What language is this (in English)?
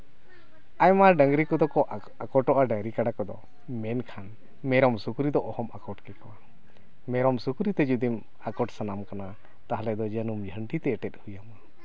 Santali